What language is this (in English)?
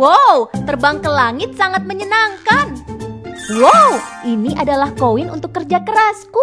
Indonesian